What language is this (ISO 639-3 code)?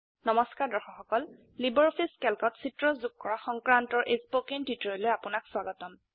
asm